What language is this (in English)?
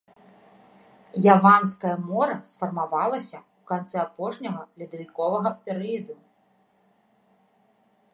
Belarusian